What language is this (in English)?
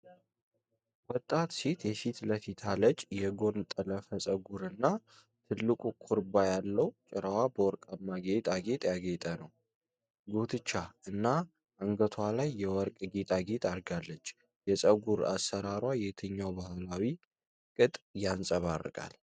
Amharic